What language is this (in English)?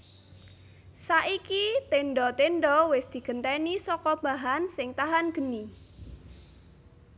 Javanese